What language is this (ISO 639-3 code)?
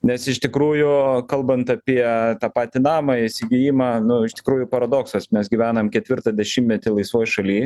lit